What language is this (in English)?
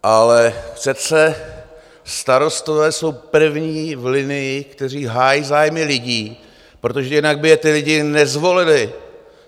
Czech